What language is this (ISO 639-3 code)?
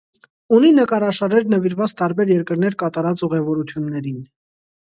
hye